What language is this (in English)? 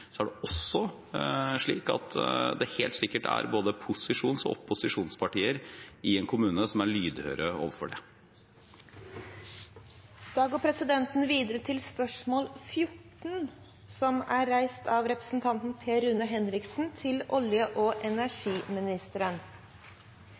Norwegian